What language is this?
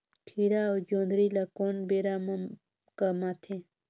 Chhattisgarhi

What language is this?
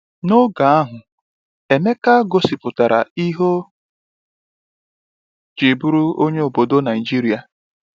Igbo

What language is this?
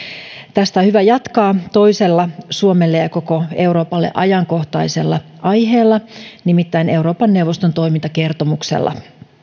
Finnish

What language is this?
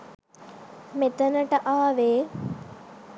Sinhala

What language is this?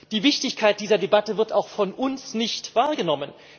German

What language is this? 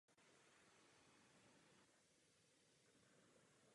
Czech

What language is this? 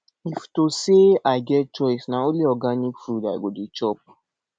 Nigerian Pidgin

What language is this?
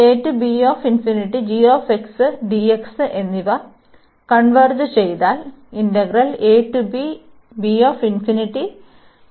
Malayalam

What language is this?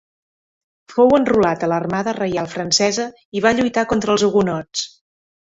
Catalan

